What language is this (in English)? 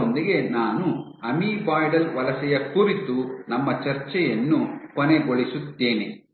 Kannada